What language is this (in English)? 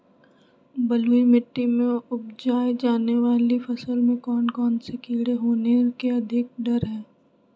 Magahi